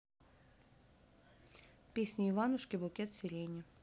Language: Russian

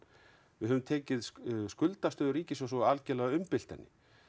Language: Icelandic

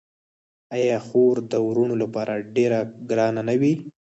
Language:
Pashto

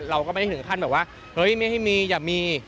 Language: Thai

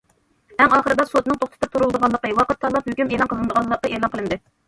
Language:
Uyghur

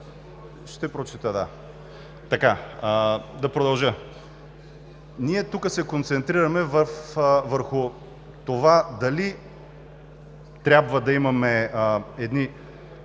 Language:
Bulgarian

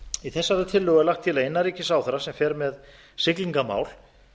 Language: Icelandic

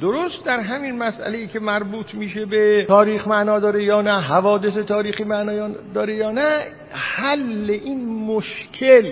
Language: Persian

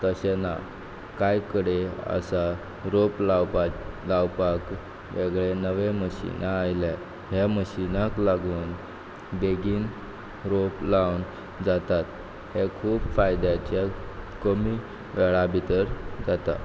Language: Konkani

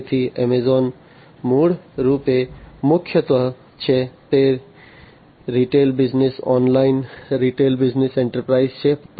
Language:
Gujarati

